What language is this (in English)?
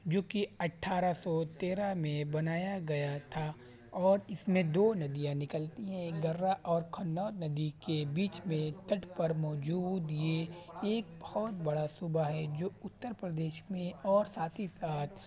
Urdu